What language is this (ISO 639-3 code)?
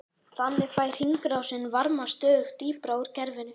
isl